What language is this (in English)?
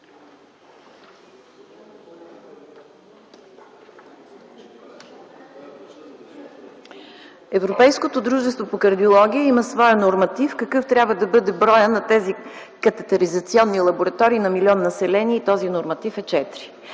Bulgarian